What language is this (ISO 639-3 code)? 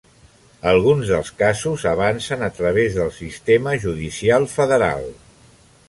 cat